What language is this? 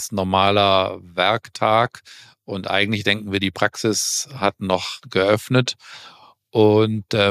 German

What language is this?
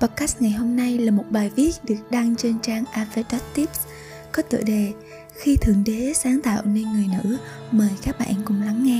Vietnamese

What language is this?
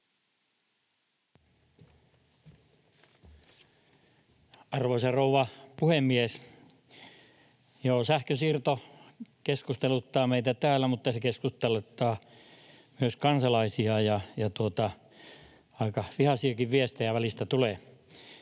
Finnish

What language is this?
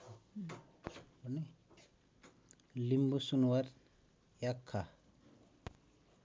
Nepali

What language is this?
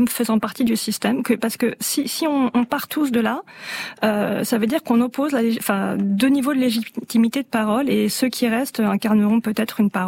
French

